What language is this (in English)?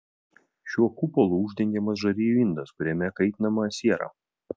Lithuanian